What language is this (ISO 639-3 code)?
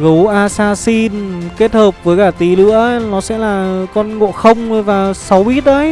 vie